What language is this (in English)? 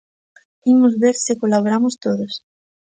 Galician